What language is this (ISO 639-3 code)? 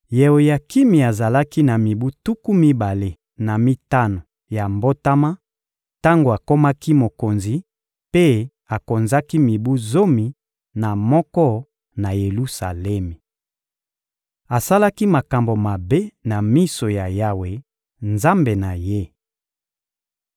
lin